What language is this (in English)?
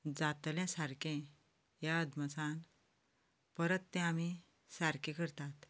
Konkani